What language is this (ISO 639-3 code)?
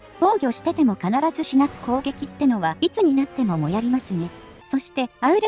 jpn